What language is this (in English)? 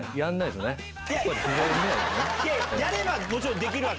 Japanese